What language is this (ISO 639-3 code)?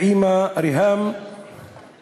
heb